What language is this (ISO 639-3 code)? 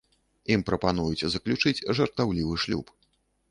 bel